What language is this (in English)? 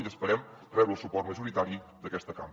Catalan